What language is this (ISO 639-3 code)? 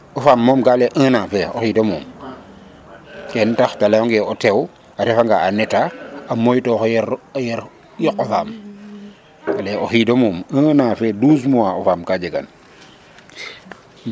srr